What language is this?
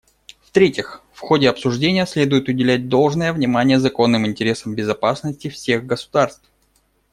Russian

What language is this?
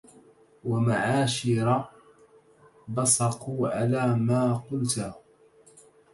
Arabic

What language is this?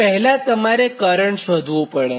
Gujarati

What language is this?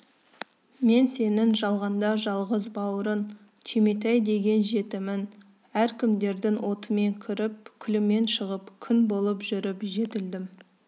Kazakh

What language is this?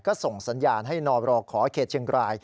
Thai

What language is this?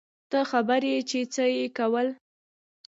Pashto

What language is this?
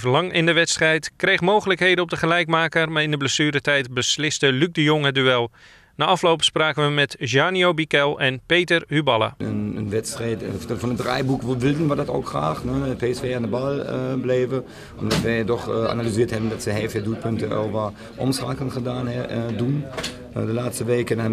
Dutch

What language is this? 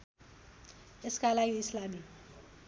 Nepali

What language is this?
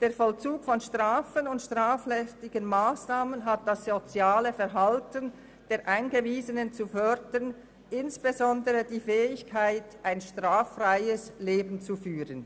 Swiss German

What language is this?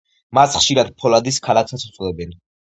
Georgian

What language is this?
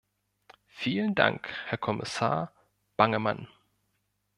German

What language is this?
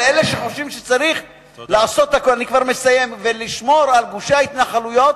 Hebrew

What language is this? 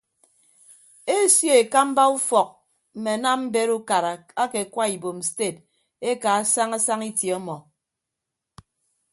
Ibibio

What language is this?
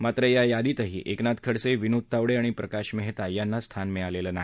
Marathi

